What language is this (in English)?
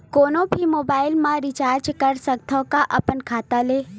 Chhattisgarhi